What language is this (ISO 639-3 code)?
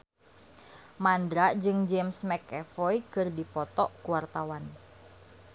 sun